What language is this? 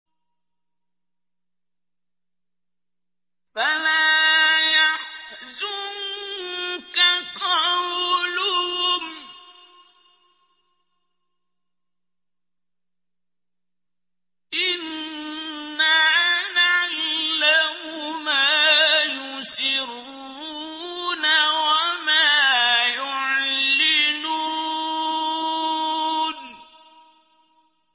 Arabic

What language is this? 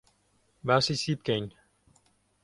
Central Kurdish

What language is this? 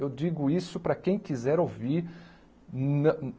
Portuguese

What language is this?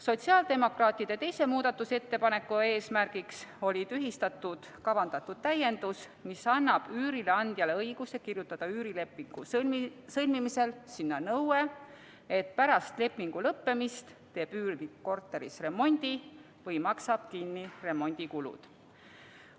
Estonian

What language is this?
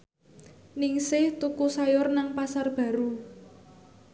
Javanese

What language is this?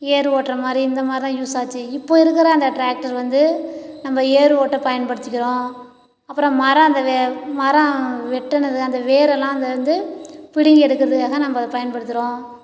Tamil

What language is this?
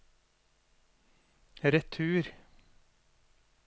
Norwegian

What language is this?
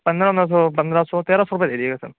Urdu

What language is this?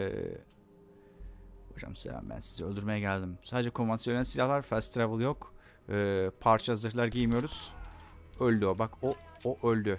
Turkish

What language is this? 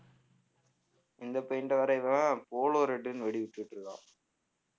Tamil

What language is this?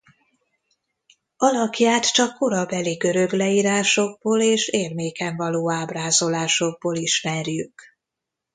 Hungarian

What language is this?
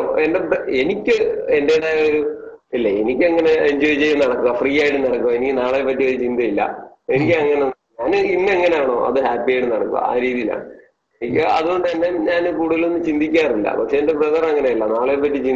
Malayalam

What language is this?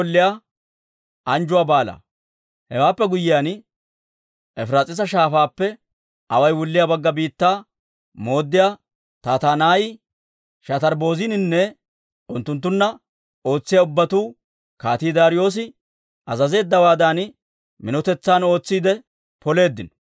Dawro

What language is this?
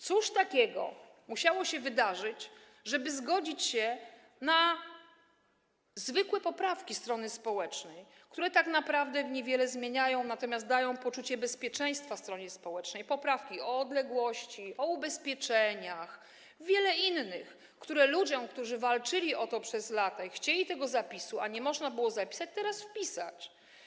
Polish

